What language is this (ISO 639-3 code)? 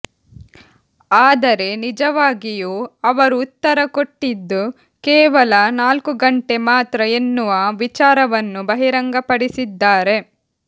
kan